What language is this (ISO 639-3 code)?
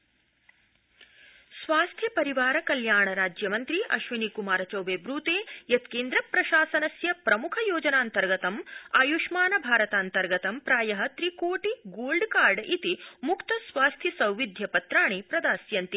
san